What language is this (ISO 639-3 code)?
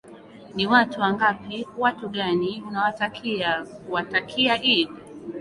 swa